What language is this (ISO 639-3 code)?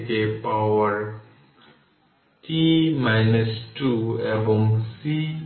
ben